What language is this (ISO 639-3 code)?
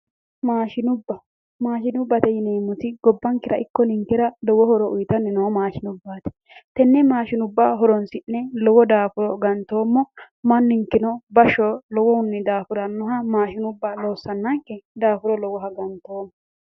sid